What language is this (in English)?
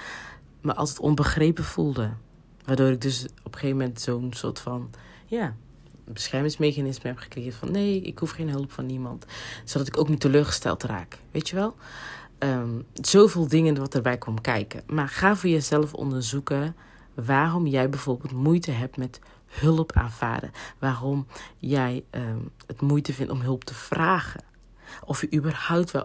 Dutch